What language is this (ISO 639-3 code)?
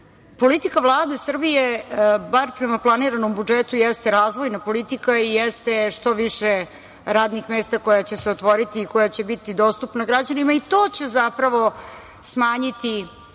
srp